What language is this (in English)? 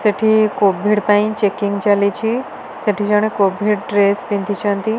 Odia